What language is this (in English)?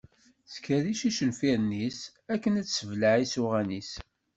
Kabyle